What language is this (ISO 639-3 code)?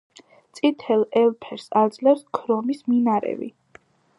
kat